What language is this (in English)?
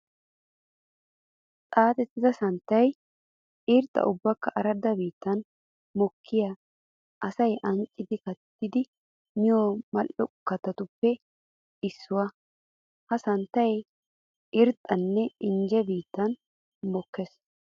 Wolaytta